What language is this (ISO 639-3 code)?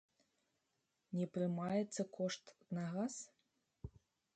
bel